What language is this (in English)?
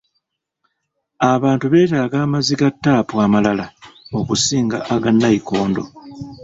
Ganda